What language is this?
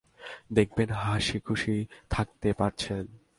Bangla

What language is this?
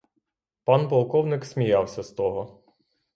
Ukrainian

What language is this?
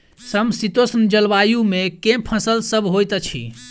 Maithili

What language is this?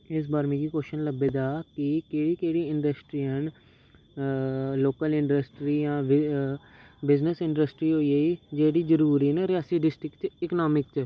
Dogri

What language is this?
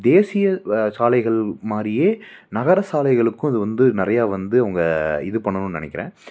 Tamil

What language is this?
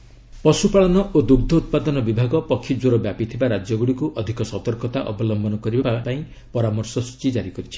Odia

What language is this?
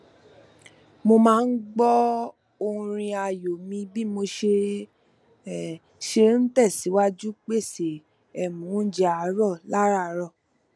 Yoruba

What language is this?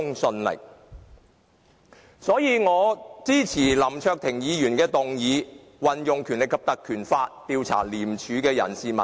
Cantonese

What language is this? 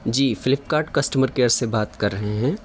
Urdu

